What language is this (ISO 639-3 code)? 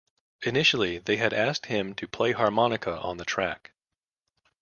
eng